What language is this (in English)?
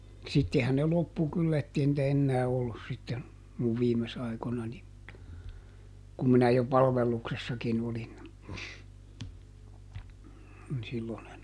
Finnish